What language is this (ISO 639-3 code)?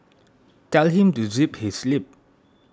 eng